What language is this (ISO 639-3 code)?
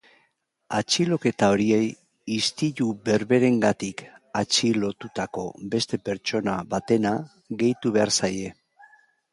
eus